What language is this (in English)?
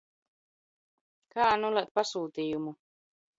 Latvian